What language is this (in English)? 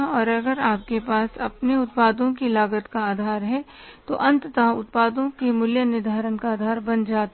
Hindi